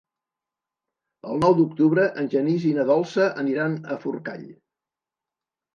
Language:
Catalan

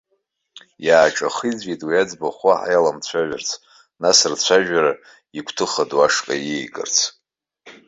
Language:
Abkhazian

